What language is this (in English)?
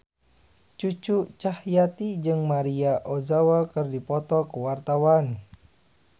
Sundanese